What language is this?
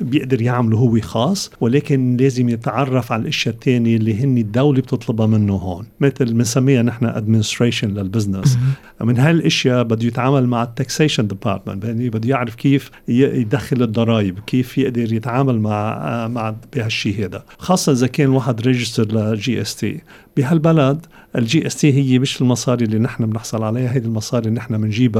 Arabic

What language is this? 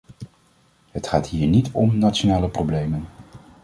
Dutch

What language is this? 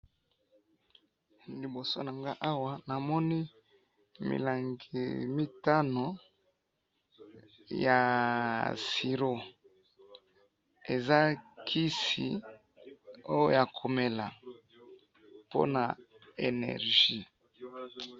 Lingala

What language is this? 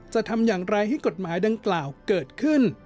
Thai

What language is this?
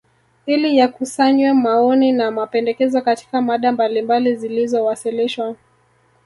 Swahili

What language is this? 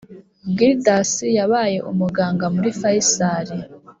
Kinyarwanda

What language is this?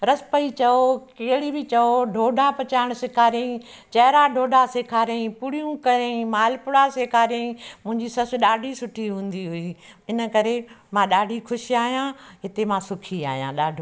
Sindhi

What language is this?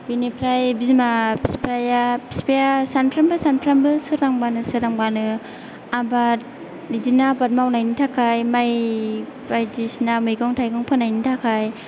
Bodo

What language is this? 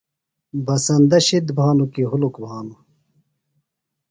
Phalura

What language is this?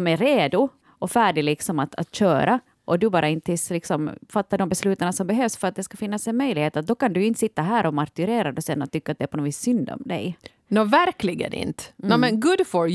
Swedish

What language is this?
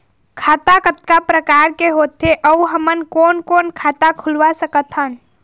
Chhattisgarhi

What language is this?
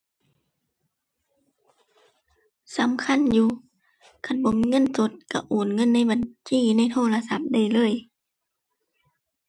Thai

